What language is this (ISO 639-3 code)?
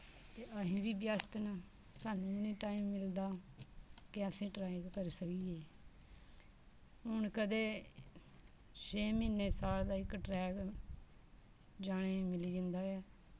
doi